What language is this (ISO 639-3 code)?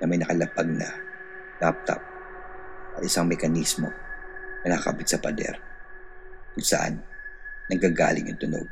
fil